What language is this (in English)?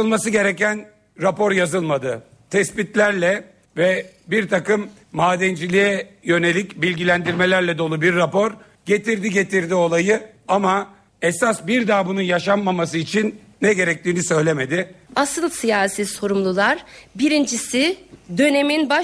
Turkish